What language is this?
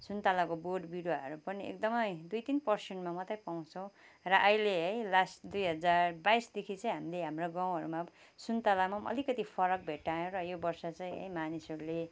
Nepali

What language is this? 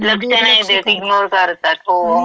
Marathi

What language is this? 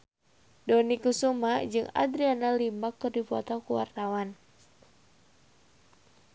Sundanese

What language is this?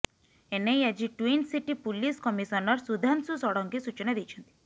Odia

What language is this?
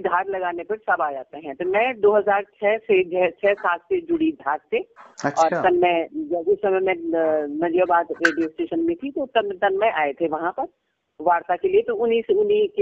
Hindi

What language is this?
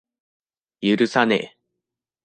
Japanese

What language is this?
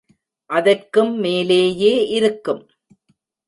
Tamil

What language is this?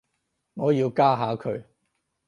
Cantonese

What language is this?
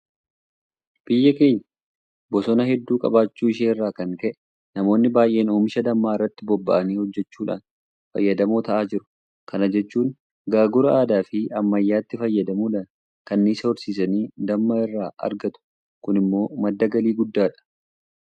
Oromo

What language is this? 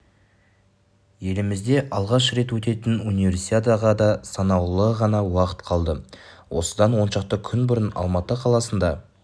Kazakh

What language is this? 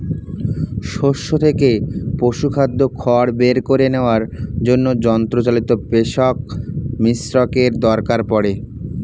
Bangla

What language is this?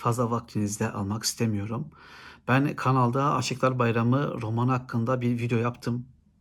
Turkish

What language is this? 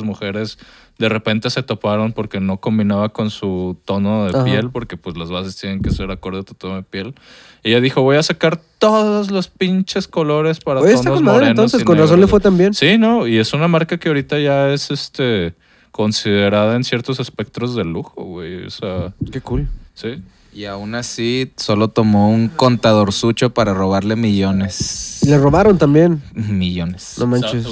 Spanish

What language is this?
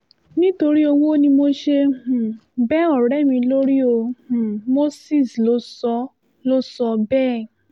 Yoruba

